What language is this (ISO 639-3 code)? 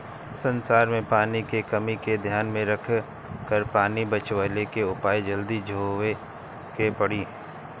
bho